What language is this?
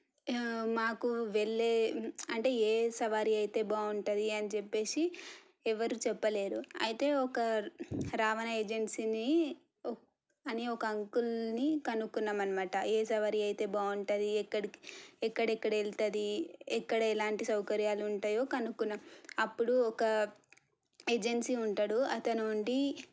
Telugu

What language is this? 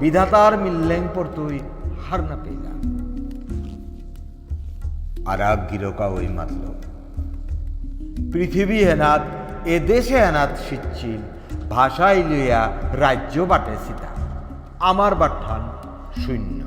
Bangla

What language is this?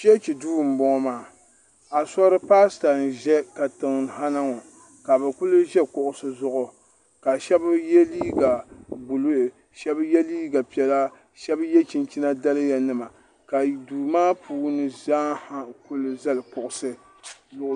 Dagbani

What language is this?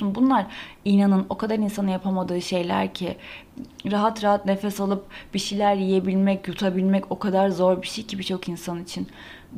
Turkish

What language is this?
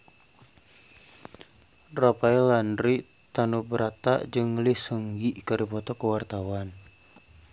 Sundanese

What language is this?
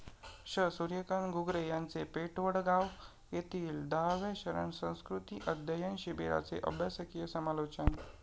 Marathi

